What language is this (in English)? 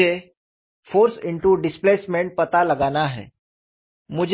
Hindi